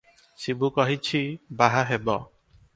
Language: Odia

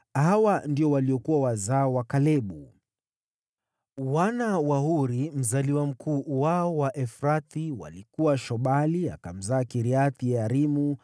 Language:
Swahili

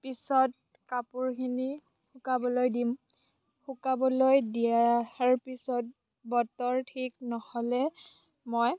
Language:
Assamese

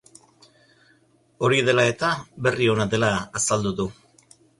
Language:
Basque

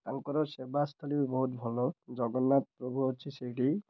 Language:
Odia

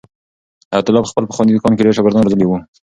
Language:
Pashto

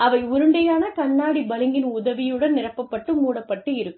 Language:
Tamil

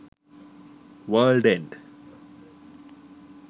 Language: Sinhala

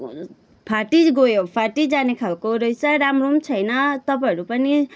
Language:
Nepali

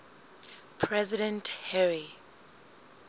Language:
Southern Sotho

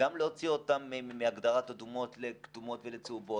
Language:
Hebrew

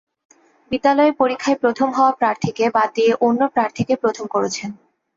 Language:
Bangla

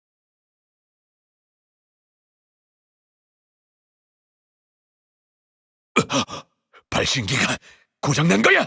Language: Korean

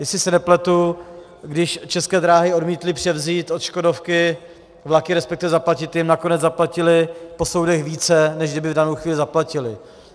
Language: Czech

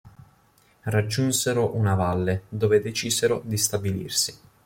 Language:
Italian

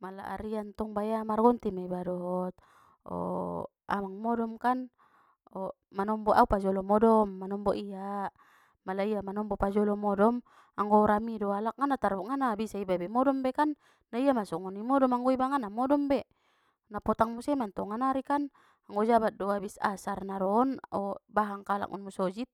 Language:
Batak Mandailing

